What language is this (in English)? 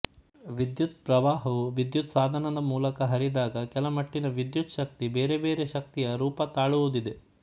Kannada